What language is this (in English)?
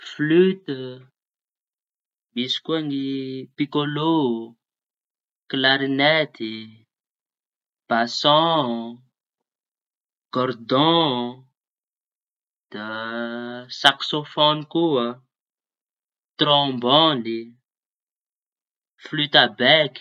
Tanosy Malagasy